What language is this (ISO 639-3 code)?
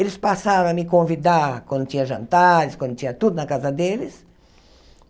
por